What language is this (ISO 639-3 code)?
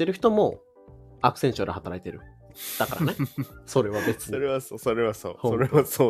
jpn